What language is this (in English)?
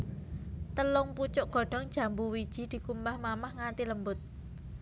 Javanese